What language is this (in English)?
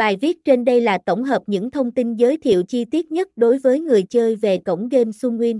Vietnamese